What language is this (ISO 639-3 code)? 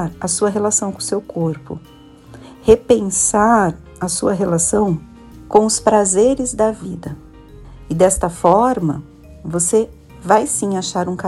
por